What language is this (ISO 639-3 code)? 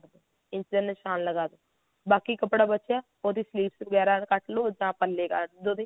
pan